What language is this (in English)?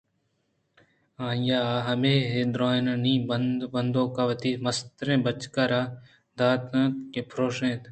Eastern Balochi